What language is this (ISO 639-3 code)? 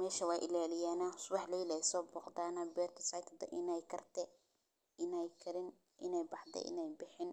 som